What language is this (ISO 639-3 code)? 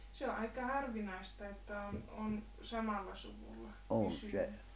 fin